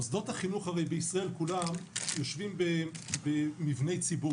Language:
Hebrew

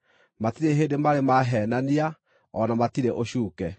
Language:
Kikuyu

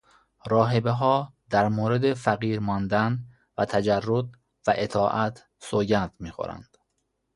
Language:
Persian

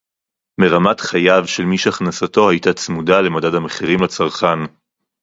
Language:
Hebrew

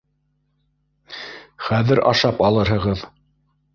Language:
Bashkir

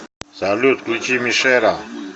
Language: Russian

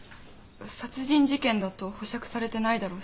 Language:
Japanese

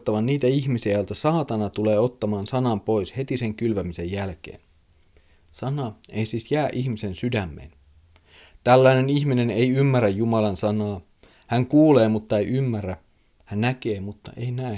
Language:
Finnish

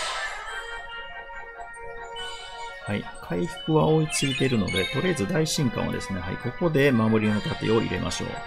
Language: Japanese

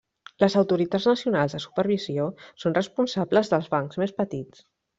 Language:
Catalan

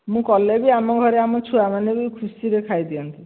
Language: Odia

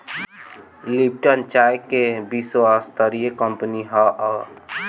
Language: Bhojpuri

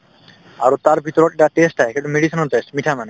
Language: Assamese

